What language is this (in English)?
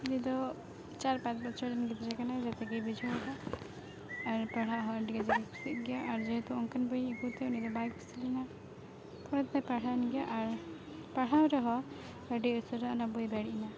Santali